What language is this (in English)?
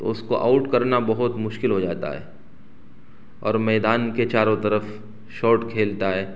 Urdu